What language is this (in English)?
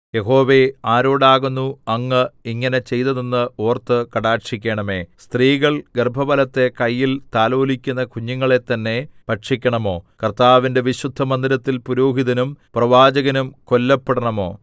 Malayalam